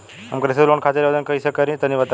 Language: Bhojpuri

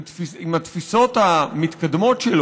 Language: Hebrew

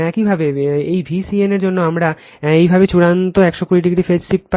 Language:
Bangla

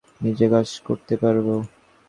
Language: Bangla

